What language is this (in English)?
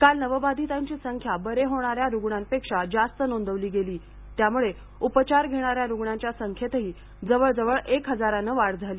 Marathi